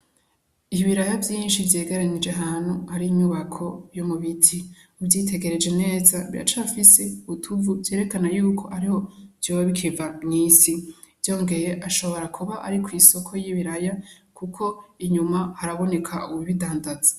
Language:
Rundi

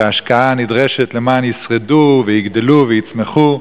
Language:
Hebrew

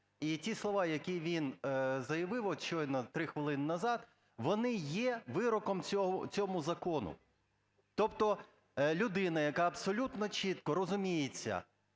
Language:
Ukrainian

